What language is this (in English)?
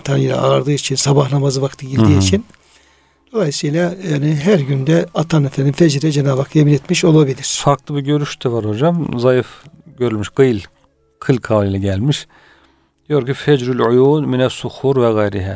Turkish